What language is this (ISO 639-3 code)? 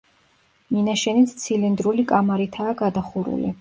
kat